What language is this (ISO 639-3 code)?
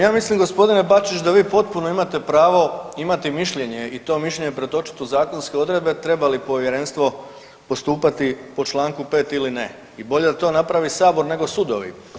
hrv